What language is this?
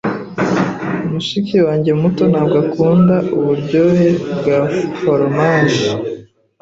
Kinyarwanda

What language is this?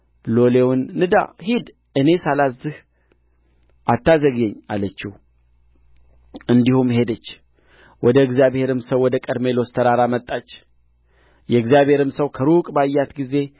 Amharic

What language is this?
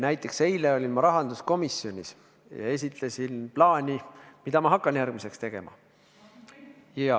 Estonian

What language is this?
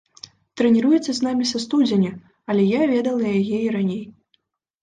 Belarusian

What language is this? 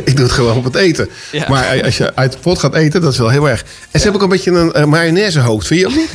Dutch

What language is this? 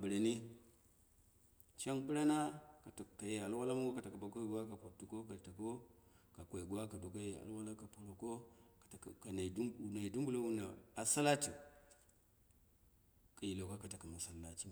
Dera (Nigeria)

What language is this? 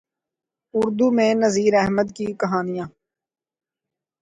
Urdu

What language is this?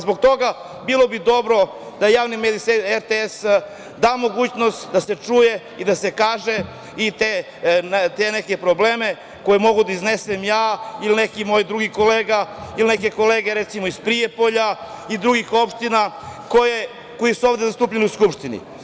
Serbian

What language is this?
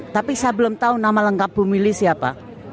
Indonesian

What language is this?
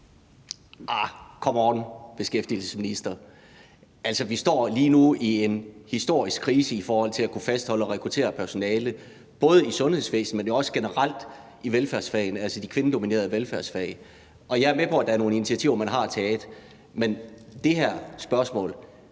Danish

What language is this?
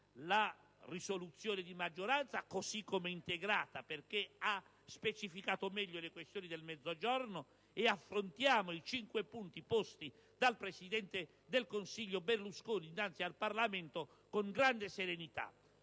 Italian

